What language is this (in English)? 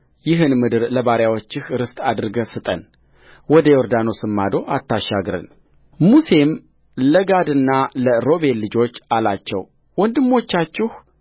Amharic